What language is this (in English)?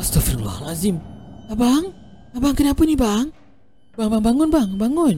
Malay